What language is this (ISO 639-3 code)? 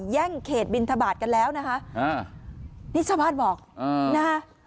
tha